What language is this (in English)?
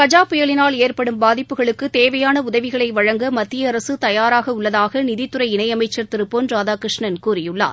Tamil